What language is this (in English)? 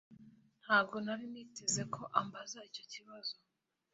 Kinyarwanda